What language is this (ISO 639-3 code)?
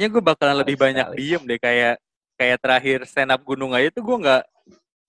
ind